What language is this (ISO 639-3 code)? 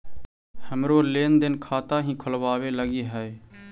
mag